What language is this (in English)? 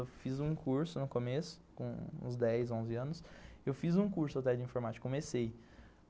Portuguese